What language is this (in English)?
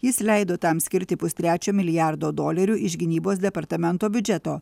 Lithuanian